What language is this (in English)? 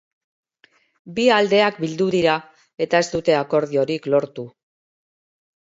Basque